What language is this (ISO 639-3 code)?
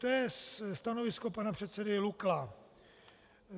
ces